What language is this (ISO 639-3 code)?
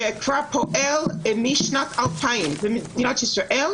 heb